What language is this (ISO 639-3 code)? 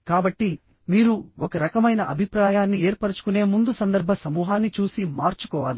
tel